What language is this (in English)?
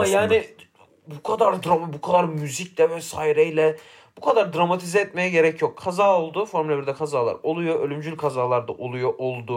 Turkish